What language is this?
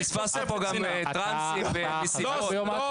Hebrew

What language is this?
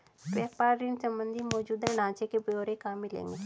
Hindi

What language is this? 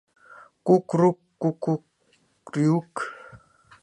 Mari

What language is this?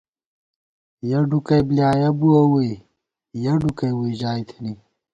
Gawar-Bati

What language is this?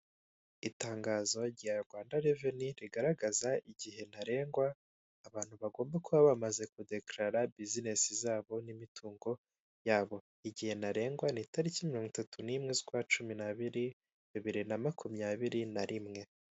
Kinyarwanda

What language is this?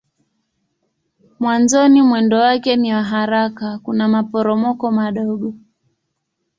Swahili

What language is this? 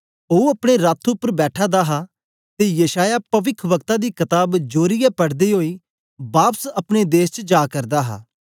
Dogri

